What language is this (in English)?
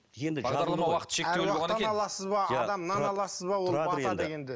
Kazakh